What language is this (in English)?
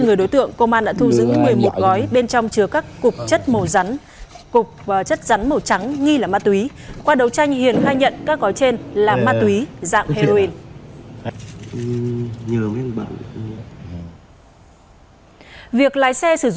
Vietnamese